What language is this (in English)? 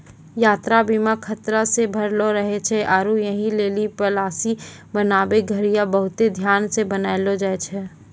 Maithili